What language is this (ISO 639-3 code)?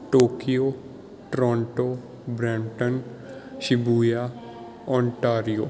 pan